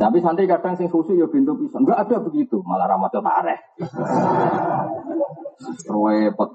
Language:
Indonesian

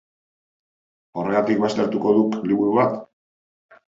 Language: Basque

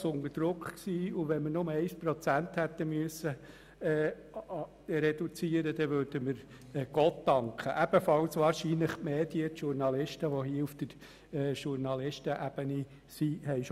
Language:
Swiss German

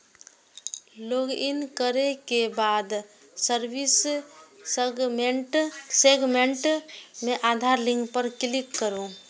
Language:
Maithili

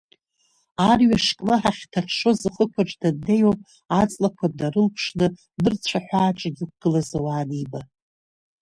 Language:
Abkhazian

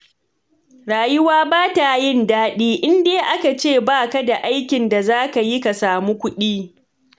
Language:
Hausa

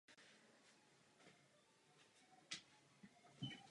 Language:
Czech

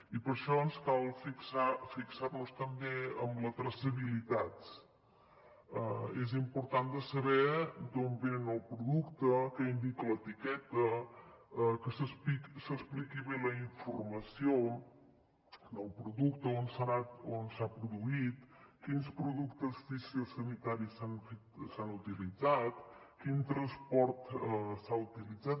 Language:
Catalan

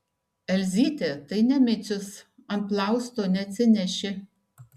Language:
Lithuanian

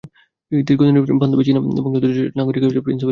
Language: Bangla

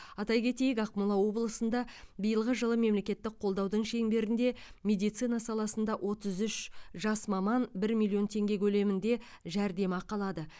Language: Kazakh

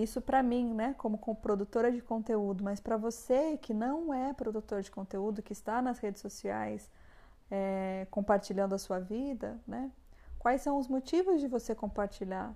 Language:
Portuguese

